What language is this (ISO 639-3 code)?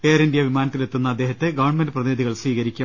mal